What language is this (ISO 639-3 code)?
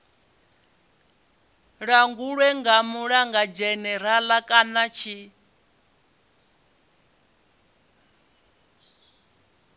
ven